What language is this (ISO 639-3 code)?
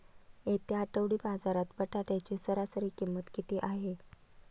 mar